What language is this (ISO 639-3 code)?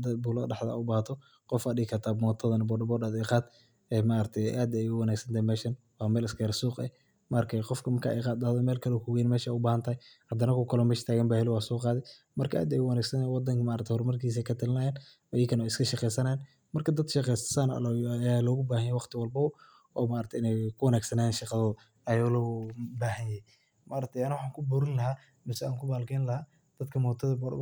som